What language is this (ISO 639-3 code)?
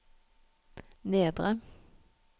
nor